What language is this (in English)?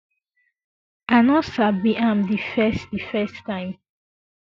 Nigerian Pidgin